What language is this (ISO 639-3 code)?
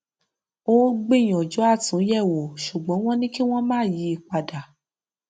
yor